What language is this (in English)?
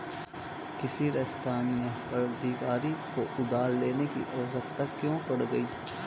Hindi